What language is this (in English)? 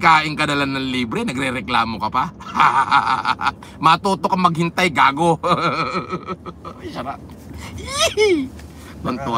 Filipino